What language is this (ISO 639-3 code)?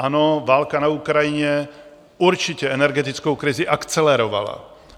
ces